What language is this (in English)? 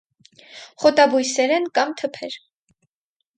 Armenian